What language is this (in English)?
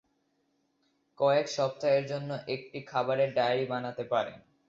Bangla